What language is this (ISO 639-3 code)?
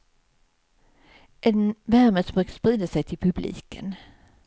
swe